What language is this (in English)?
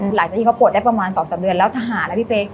Thai